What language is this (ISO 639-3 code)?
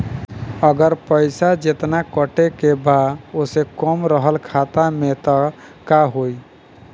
bho